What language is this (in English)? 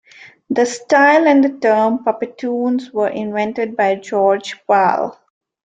English